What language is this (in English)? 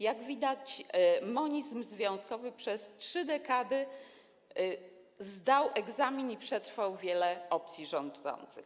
Polish